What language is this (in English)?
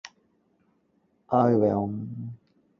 Cantonese